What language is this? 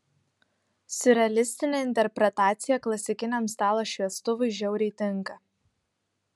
Lithuanian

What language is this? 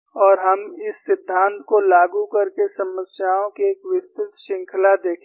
Hindi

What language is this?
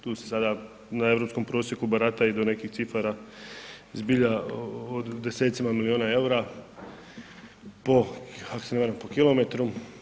Croatian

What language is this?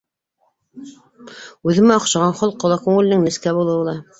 Bashkir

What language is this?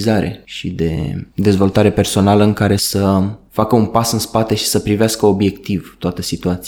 Romanian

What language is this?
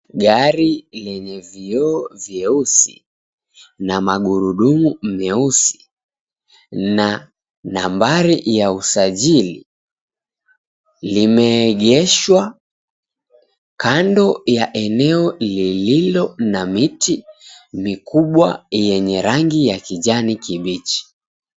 Swahili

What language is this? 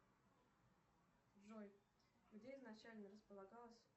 Russian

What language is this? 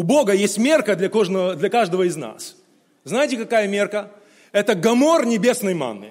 Russian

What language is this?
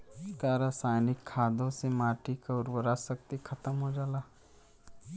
Bhojpuri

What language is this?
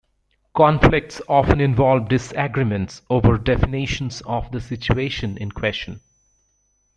English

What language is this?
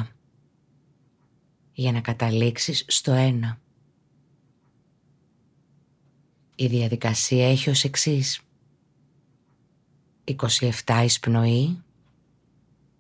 Greek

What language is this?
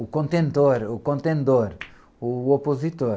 Portuguese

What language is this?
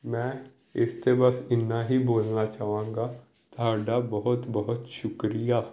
Punjabi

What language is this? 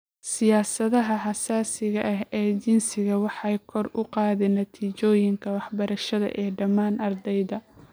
Somali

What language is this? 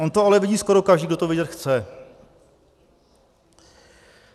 Czech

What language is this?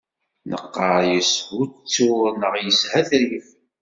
Kabyle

